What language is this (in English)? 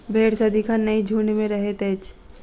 Maithili